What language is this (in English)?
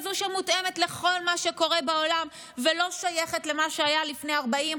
Hebrew